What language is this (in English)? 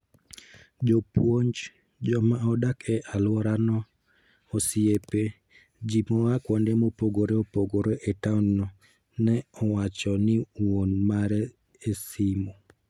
Luo (Kenya and Tanzania)